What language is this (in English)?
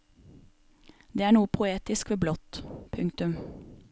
Norwegian